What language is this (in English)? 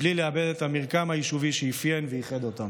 Hebrew